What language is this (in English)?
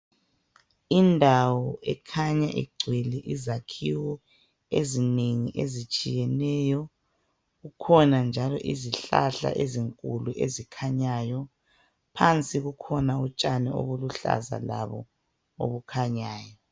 North Ndebele